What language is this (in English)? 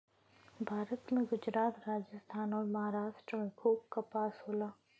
Bhojpuri